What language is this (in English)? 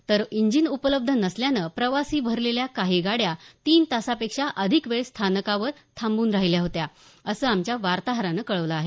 Marathi